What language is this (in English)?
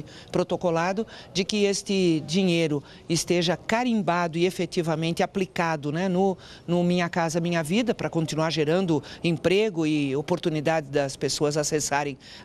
Portuguese